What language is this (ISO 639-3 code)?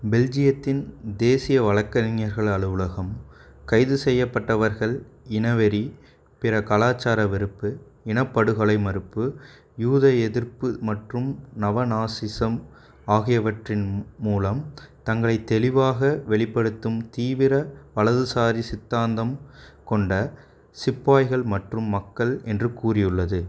tam